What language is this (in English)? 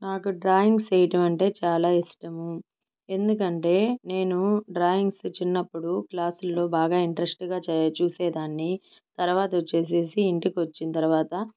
Telugu